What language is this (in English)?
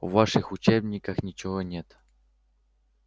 Russian